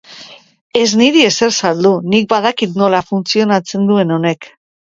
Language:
Basque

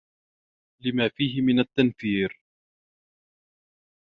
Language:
Arabic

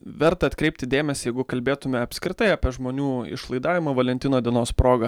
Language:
Lithuanian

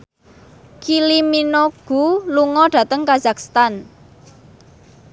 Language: Javanese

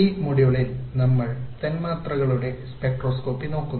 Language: Malayalam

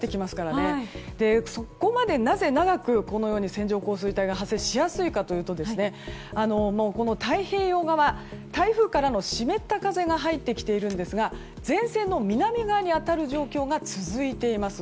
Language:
Japanese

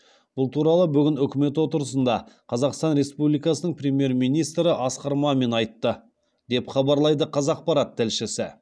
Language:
Kazakh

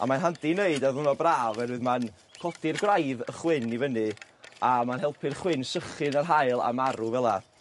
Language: Welsh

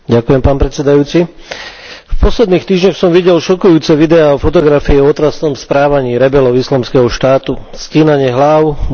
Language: Slovak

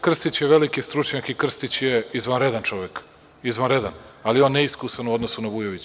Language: Serbian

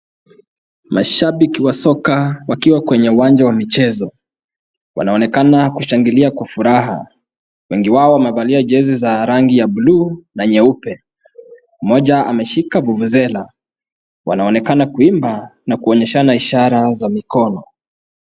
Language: Swahili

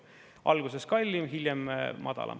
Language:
Estonian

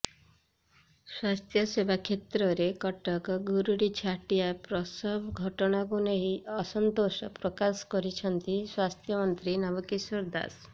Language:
Odia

